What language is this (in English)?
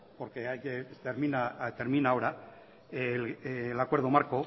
Spanish